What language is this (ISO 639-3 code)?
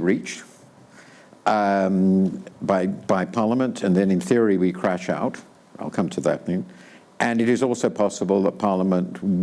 eng